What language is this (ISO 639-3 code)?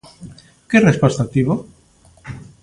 glg